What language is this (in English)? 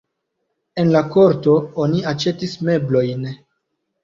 Esperanto